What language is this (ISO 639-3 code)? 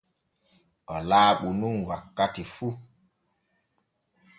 fue